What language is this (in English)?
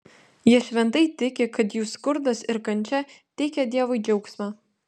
Lithuanian